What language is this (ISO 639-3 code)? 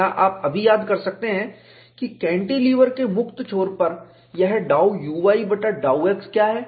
hin